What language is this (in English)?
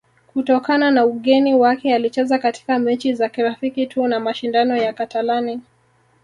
Swahili